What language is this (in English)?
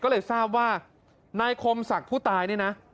Thai